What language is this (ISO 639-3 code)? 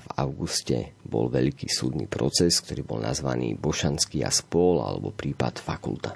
slk